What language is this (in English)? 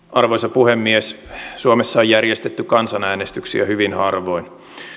Finnish